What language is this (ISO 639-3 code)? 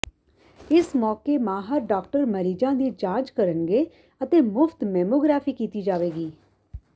pan